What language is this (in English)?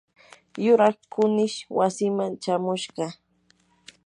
Yanahuanca Pasco Quechua